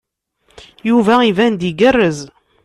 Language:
Kabyle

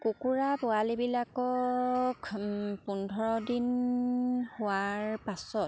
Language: Assamese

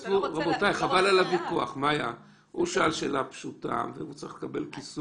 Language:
Hebrew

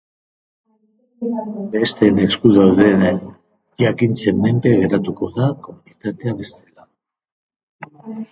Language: Basque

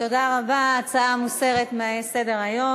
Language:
Hebrew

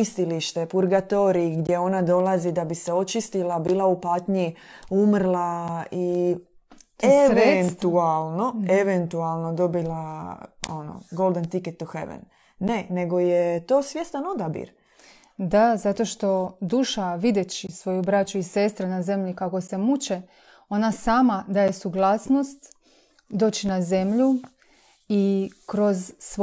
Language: Croatian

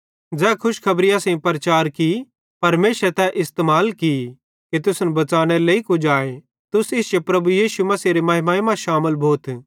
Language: Bhadrawahi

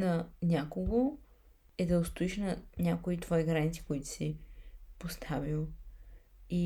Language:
Bulgarian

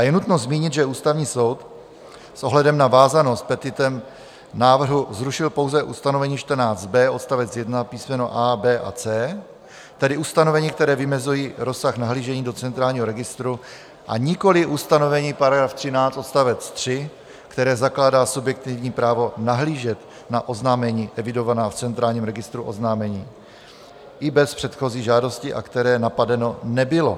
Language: Czech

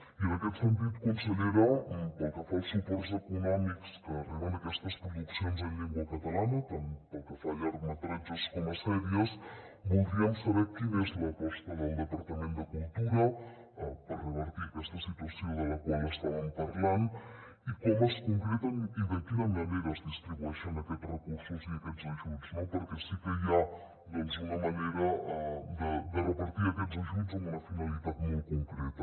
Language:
Catalan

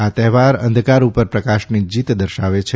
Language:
Gujarati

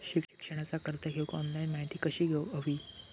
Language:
Marathi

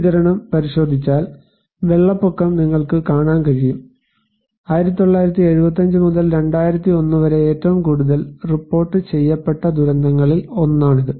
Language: Malayalam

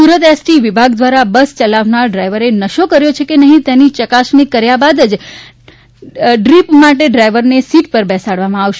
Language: Gujarati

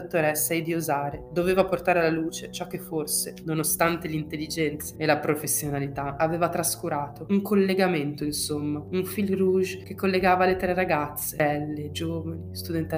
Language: Italian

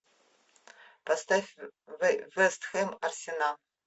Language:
Russian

